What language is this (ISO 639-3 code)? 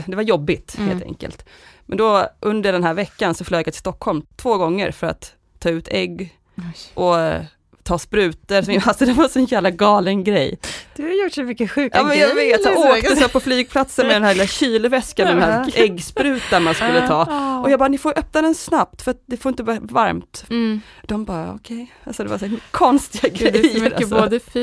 swe